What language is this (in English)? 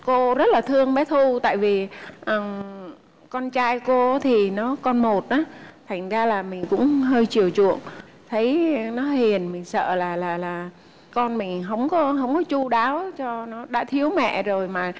Vietnamese